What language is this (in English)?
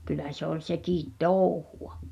Finnish